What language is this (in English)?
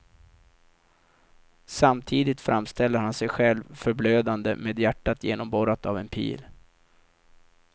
Swedish